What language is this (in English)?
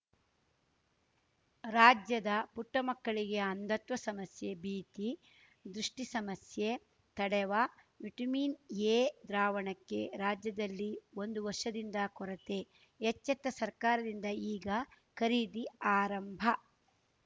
Kannada